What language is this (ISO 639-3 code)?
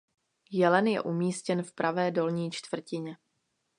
ces